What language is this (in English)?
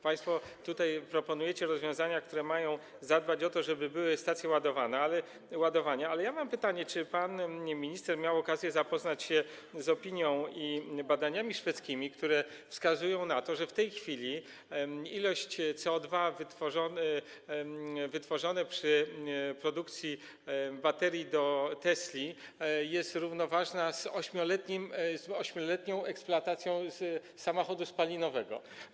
Polish